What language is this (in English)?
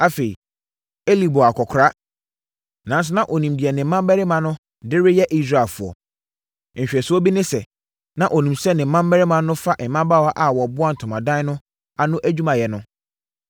Akan